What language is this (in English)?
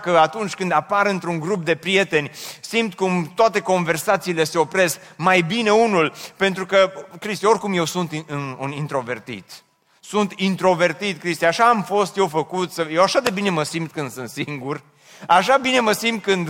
Romanian